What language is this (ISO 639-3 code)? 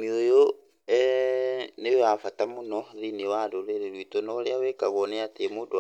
kik